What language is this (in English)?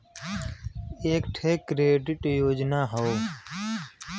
Bhojpuri